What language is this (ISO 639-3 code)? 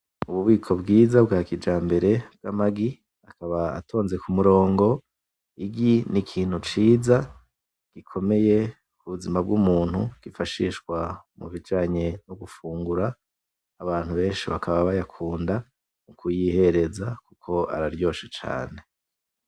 run